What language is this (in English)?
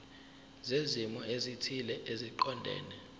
Zulu